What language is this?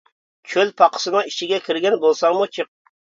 Uyghur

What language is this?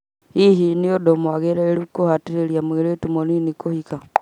Kikuyu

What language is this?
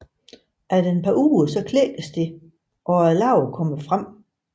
Danish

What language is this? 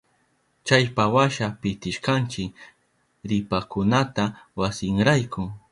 Southern Pastaza Quechua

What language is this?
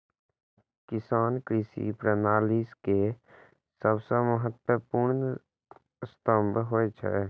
Maithili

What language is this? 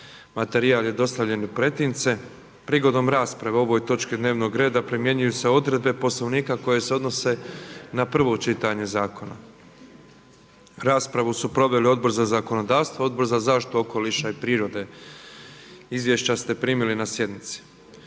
Croatian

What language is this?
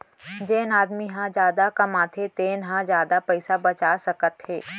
Chhattisgarhi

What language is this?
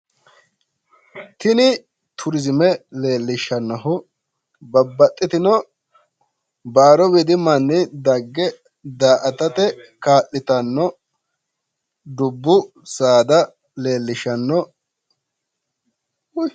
Sidamo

